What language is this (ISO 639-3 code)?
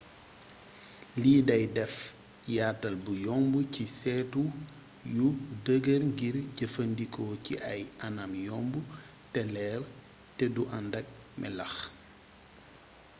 wol